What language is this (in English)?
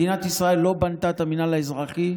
Hebrew